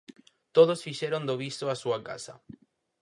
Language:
Galician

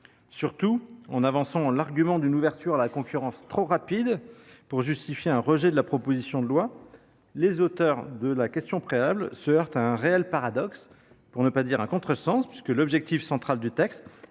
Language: French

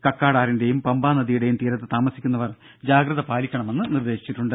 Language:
Malayalam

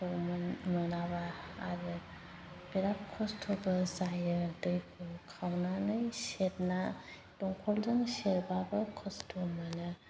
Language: Bodo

